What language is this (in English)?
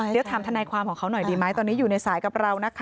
Thai